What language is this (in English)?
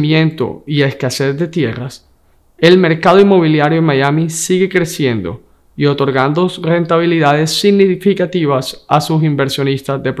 Spanish